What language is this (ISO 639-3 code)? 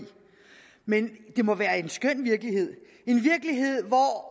dan